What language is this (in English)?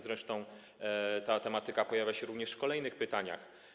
Polish